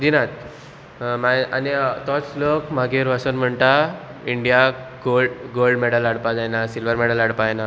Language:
Konkani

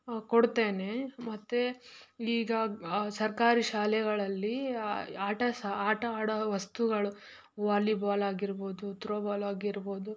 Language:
Kannada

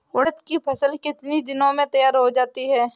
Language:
Hindi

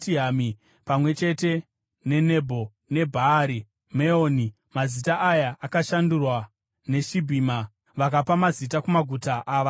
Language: Shona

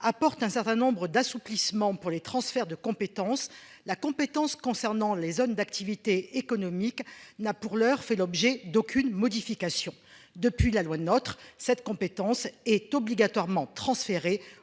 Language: French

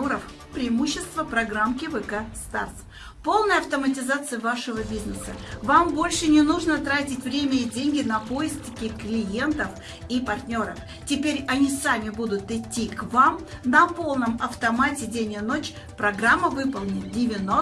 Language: Russian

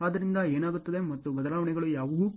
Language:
Kannada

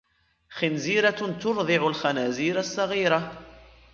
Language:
Arabic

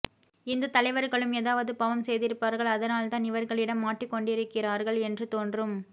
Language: Tamil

